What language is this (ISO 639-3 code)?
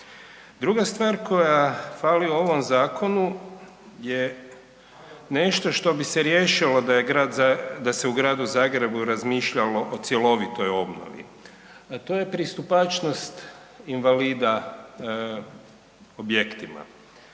hrv